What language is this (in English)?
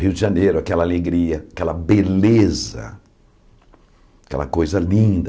Portuguese